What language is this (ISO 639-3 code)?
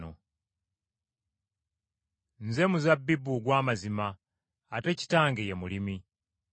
lug